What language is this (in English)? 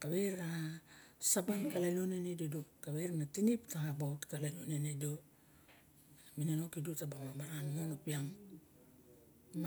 Barok